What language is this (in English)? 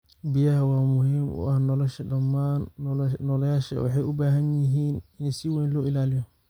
Somali